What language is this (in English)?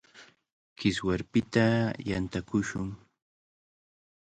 Cajatambo North Lima Quechua